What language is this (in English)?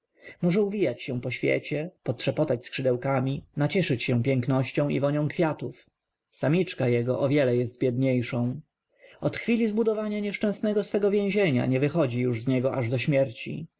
Polish